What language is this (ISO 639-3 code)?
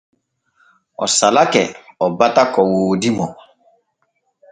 fue